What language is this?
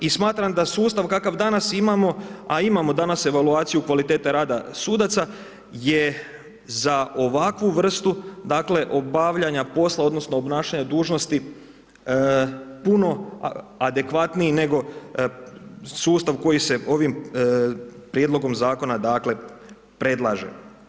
Croatian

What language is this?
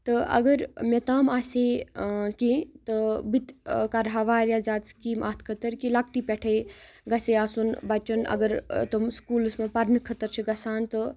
Kashmiri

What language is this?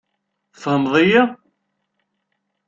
Kabyle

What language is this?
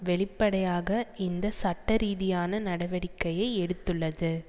Tamil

